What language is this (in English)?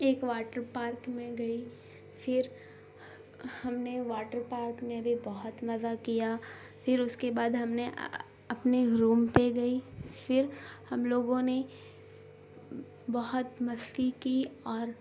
Urdu